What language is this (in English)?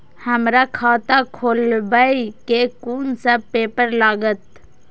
Maithili